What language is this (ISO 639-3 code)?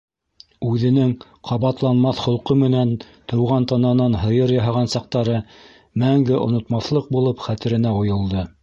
bak